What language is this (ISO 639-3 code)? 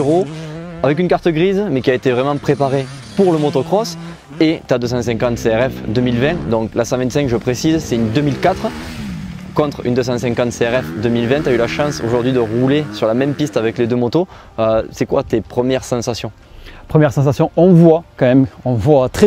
fra